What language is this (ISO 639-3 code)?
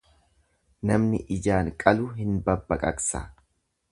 orm